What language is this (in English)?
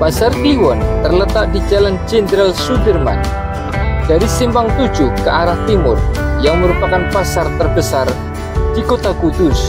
Indonesian